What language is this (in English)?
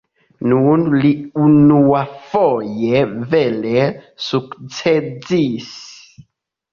Esperanto